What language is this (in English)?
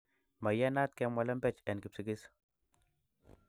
Kalenjin